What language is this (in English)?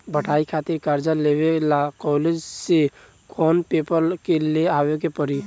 Bhojpuri